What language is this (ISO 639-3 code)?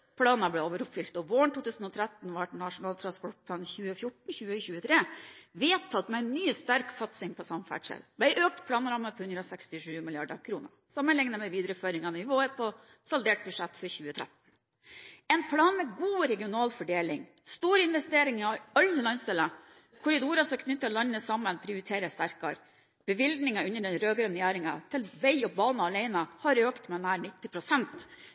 nob